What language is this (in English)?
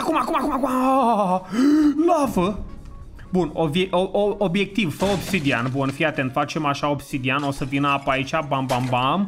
Romanian